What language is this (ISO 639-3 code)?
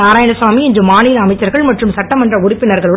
tam